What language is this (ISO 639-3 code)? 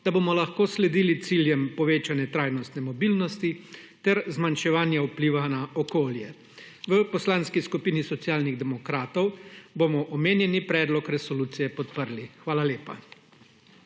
slv